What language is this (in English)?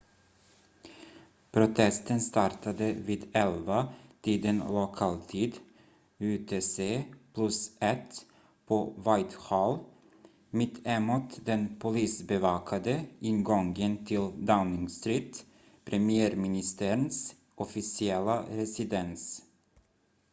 Swedish